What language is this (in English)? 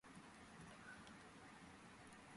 Georgian